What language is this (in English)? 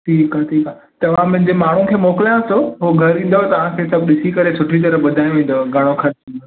Sindhi